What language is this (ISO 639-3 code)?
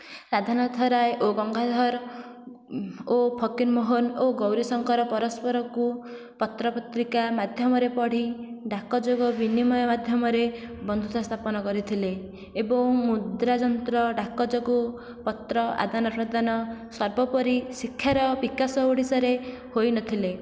ori